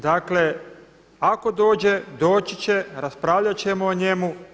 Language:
Croatian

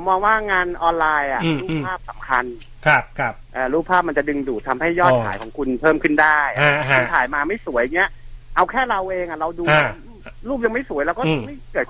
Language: Thai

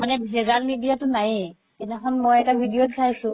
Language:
Assamese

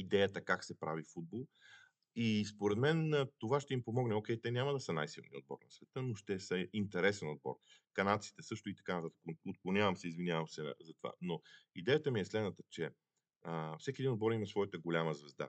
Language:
Bulgarian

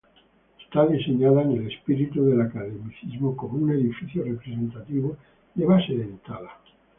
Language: Spanish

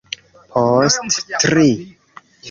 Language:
Esperanto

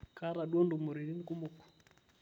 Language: Masai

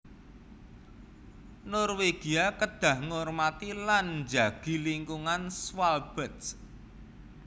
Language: Javanese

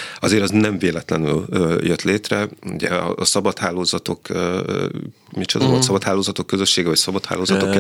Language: Hungarian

